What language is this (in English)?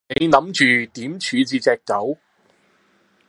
Cantonese